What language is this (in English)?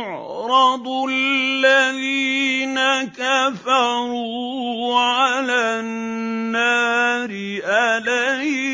Arabic